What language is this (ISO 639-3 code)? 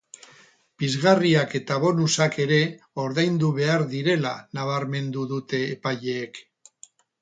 eus